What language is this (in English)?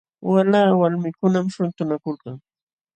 Jauja Wanca Quechua